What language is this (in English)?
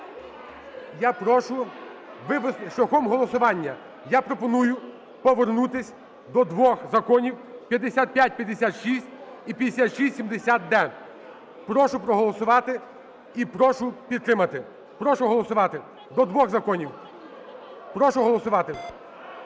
Ukrainian